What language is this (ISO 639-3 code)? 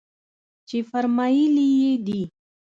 pus